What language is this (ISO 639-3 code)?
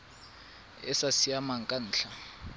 tsn